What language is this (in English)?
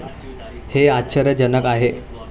Marathi